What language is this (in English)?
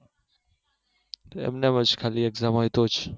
Gujarati